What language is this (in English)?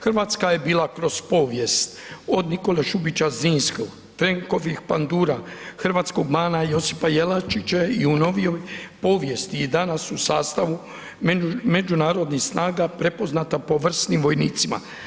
Croatian